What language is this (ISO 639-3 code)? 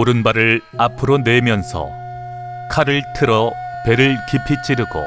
kor